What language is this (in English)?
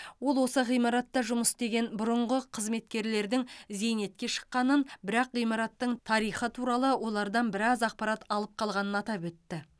Kazakh